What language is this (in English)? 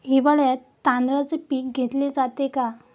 Marathi